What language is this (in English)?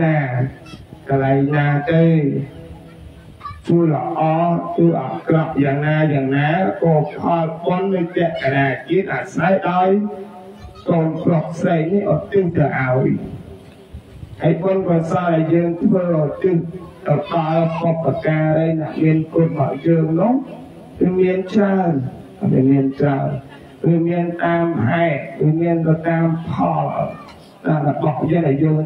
Thai